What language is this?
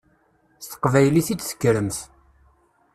Kabyle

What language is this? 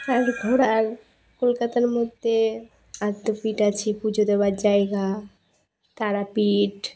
Bangla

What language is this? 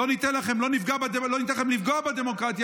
Hebrew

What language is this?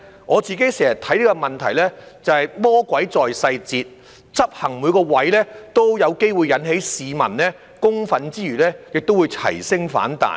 Cantonese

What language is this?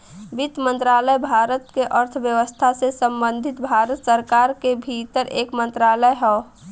Bhojpuri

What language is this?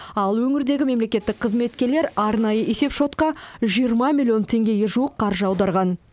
Kazakh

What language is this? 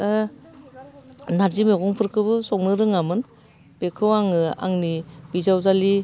Bodo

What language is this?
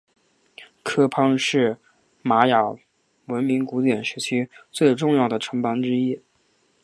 Chinese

